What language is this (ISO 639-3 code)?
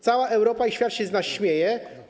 pol